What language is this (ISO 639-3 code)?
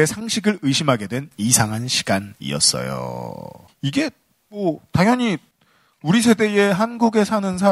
kor